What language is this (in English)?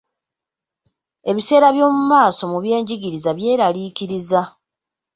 Ganda